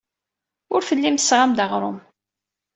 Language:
Kabyle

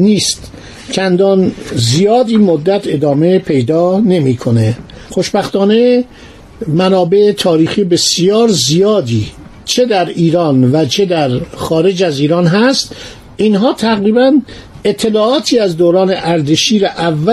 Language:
Persian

